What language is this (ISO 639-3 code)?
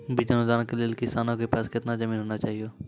mai